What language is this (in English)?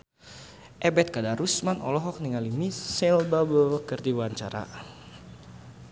Sundanese